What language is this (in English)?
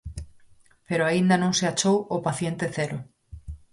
Galician